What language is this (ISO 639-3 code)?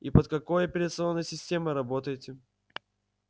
rus